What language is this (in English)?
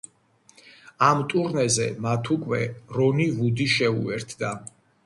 Georgian